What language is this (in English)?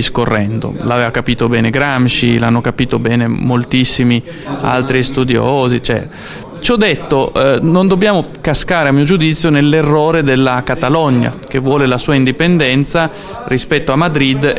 Italian